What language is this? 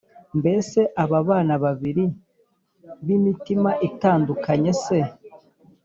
Kinyarwanda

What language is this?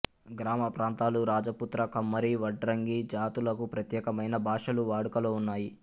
Telugu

